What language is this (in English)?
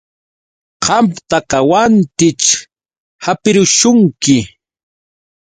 Yauyos Quechua